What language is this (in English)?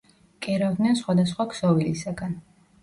Georgian